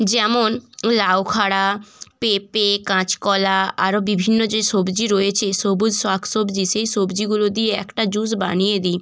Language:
Bangla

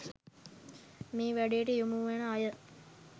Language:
Sinhala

